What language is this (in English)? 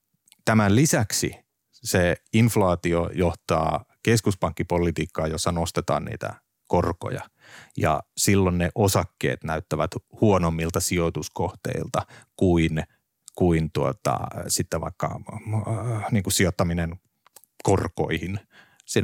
Finnish